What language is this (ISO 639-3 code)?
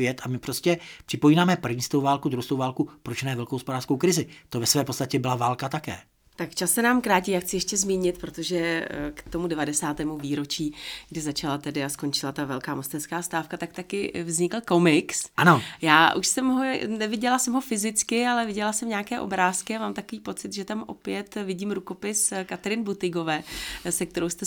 ces